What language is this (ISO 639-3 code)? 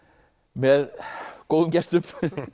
isl